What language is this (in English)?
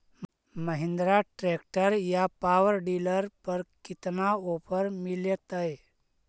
Magahi